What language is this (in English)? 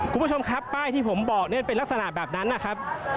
Thai